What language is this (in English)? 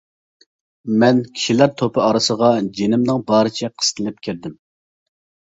Uyghur